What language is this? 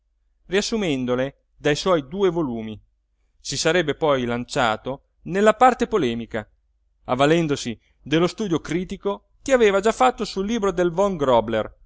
Italian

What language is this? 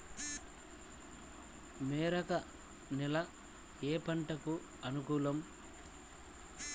Telugu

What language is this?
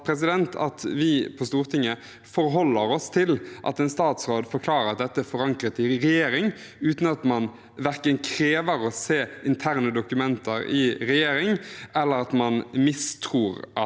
Norwegian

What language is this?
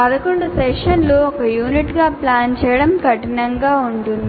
Telugu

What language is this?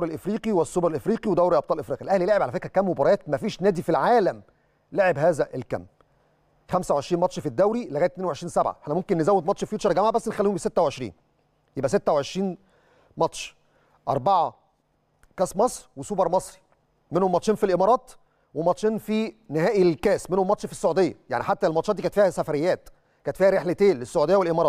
Arabic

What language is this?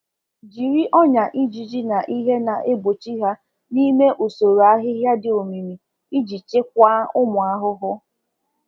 Igbo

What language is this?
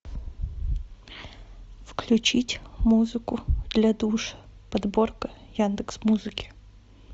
Russian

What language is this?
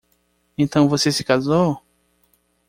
Portuguese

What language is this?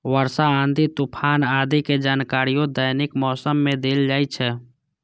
Maithili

